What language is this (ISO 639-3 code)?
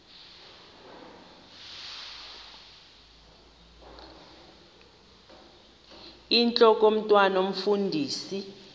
xho